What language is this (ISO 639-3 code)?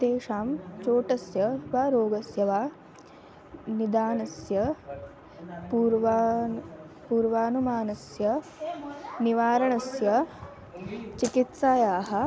san